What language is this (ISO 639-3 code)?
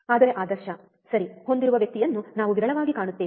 kan